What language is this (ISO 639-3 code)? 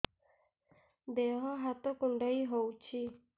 ori